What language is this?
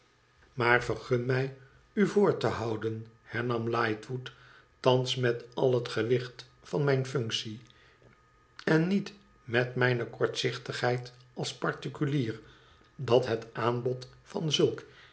Dutch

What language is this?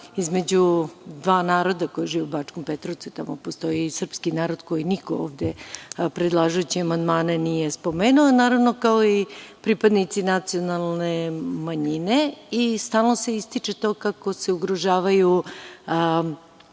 Serbian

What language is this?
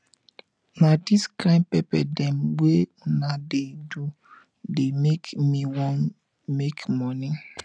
Nigerian Pidgin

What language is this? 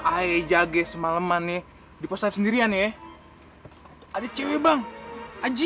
Indonesian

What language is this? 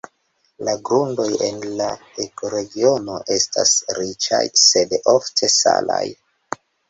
Esperanto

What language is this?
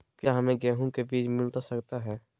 Magahi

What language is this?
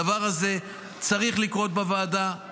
Hebrew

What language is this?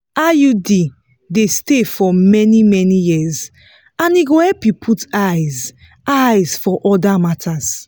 Nigerian Pidgin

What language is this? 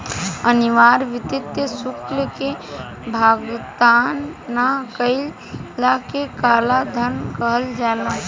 Bhojpuri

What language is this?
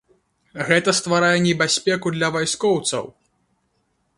Belarusian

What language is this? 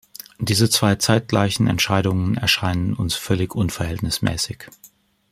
German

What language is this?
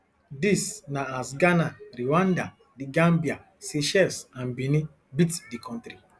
Nigerian Pidgin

